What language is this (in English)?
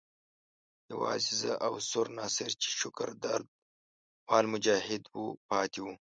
Pashto